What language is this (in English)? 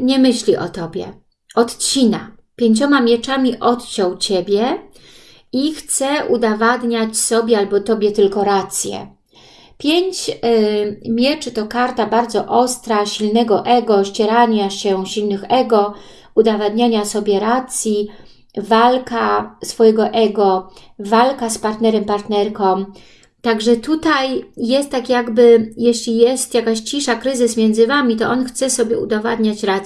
Polish